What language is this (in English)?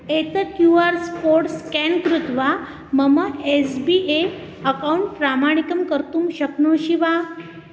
Sanskrit